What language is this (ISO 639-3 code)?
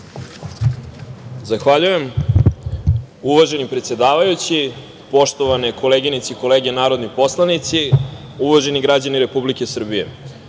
srp